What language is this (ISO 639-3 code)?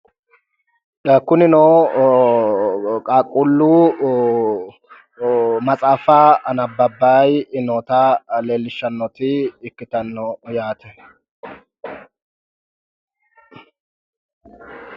sid